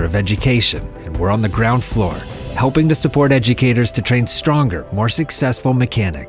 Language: English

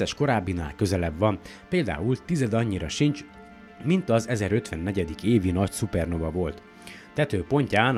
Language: Hungarian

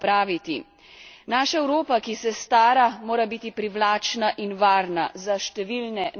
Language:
Slovenian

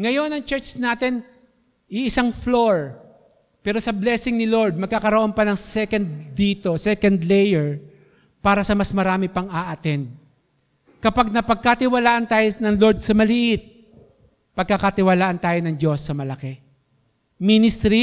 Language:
Filipino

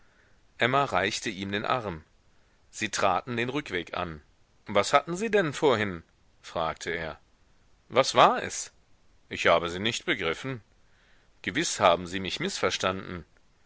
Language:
German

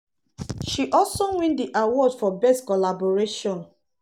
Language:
Nigerian Pidgin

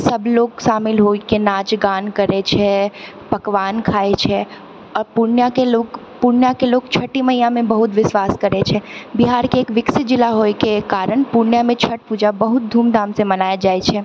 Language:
Maithili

